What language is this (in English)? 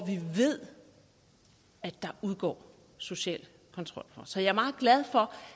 Danish